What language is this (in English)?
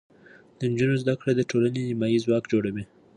Pashto